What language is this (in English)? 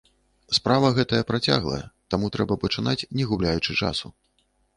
Belarusian